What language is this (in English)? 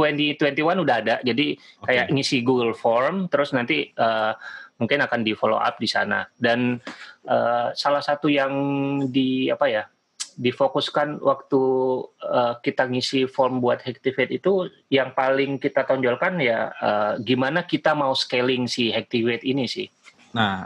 Indonesian